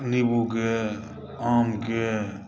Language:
Maithili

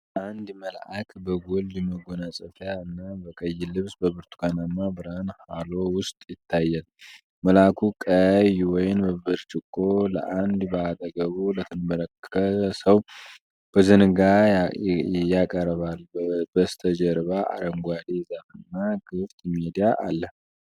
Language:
Amharic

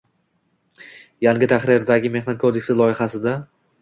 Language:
Uzbek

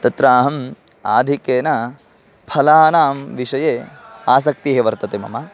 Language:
Sanskrit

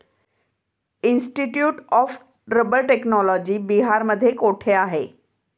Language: Marathi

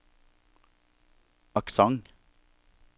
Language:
Norwegian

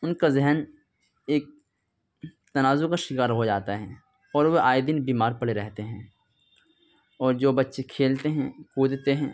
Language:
Urdu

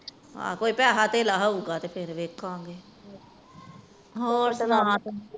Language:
Punjabi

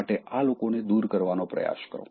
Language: Gujarati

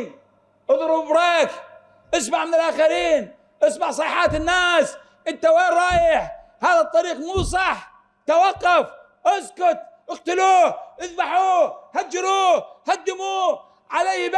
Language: Arabic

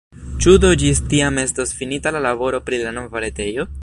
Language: Esperanto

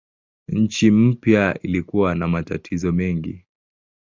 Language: Swahili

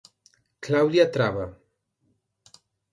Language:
Galician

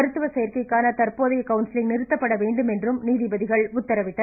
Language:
Tamil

